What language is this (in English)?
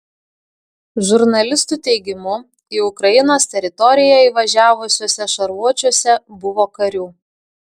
Lithuanian